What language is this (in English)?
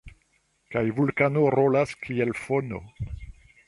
Esperanto